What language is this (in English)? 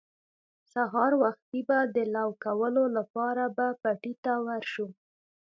Pashto